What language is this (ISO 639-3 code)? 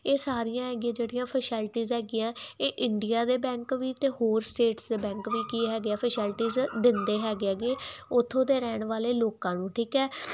pan